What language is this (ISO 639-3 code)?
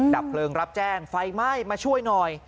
tha